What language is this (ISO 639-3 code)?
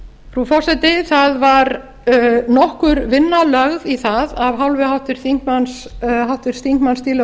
isl